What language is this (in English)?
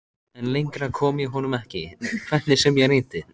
Icelandic